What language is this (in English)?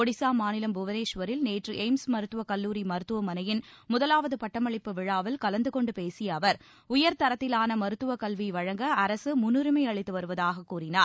Tamil